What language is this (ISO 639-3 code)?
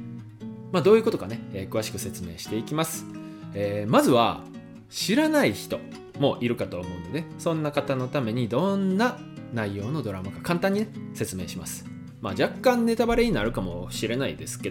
jpn